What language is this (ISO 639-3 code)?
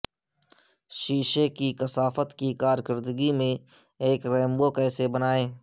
urd